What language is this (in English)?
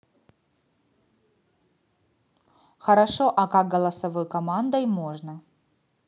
Russian